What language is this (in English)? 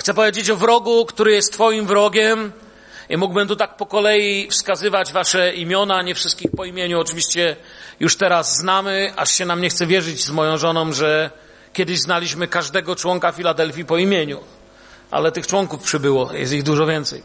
Polish